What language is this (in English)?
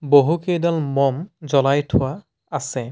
Assamese